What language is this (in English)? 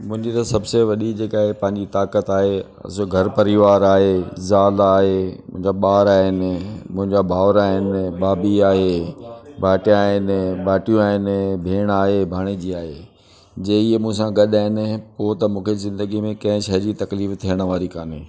Sindhi